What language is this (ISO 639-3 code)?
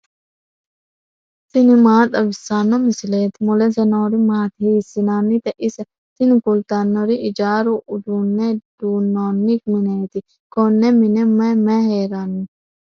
sid